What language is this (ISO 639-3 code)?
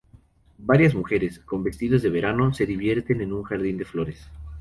spa